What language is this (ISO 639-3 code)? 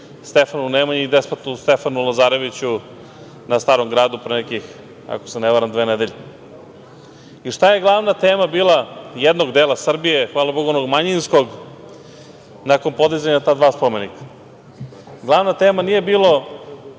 srp